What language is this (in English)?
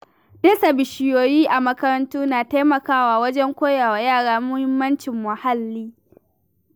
Hausa